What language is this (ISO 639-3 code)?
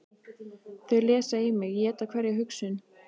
isl